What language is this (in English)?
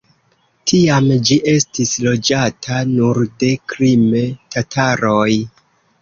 Esperanto